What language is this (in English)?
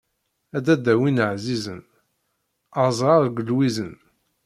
Kabyle